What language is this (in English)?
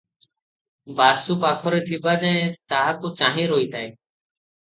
Odia